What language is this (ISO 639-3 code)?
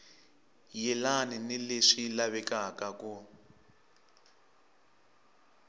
tso